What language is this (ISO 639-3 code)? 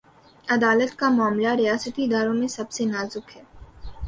urd